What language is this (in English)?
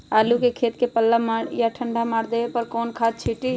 Magahi